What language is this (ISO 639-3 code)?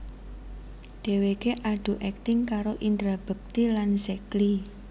jav